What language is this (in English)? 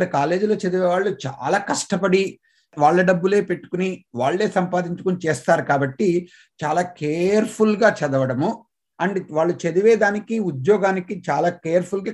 Telugu